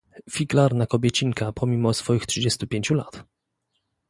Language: Polish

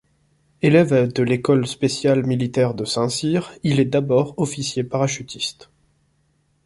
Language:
French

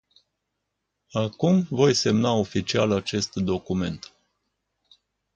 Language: Romanian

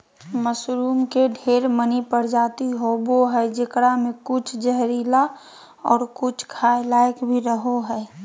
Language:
Magahi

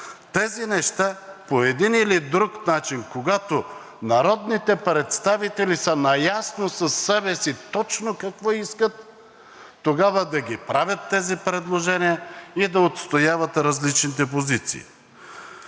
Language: Bulgarian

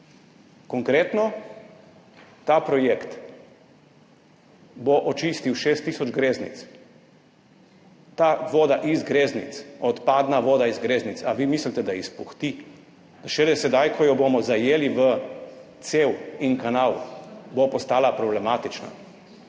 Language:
Slovenian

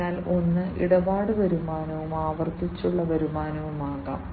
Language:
Malayalam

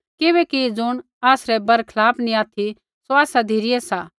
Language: Kullu Pahari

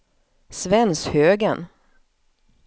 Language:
Swedish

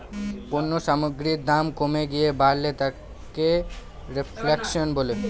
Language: Bangla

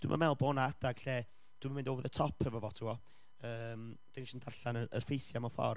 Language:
Welsh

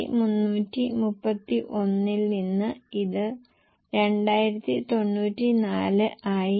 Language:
Malayalam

